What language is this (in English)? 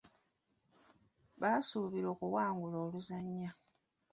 Ganda